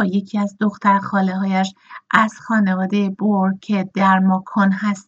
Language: Persian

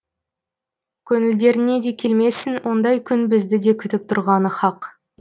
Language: Kazakh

